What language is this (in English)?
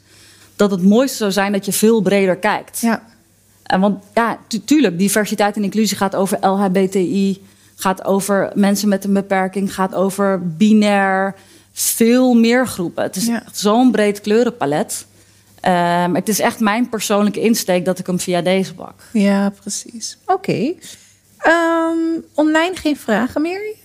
Dutch